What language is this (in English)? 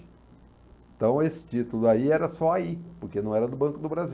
Portuguese